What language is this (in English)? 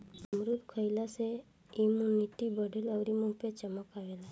Bhojpuri